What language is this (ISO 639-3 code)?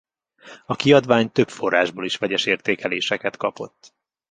hun